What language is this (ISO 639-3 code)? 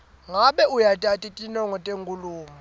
ssw